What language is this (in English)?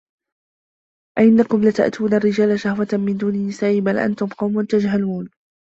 Arabic